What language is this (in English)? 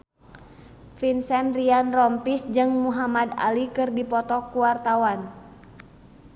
Sundanese